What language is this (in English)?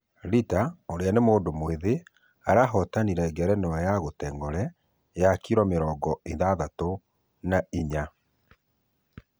Kikuyu